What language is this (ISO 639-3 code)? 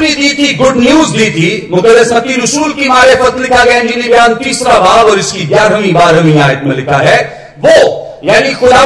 hin